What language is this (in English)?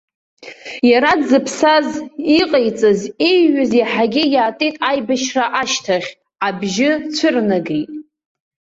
Abkhazian